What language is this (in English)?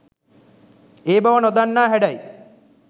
Sinhala